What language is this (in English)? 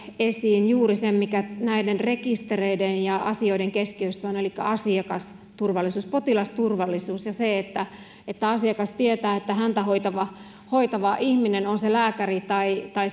Finnish